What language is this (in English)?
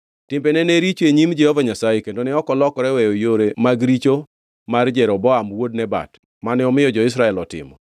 Luo (Kenya and Tanzania)